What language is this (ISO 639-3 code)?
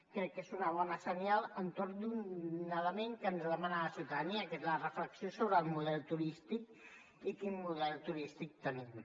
cat